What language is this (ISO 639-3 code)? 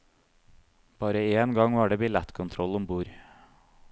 nor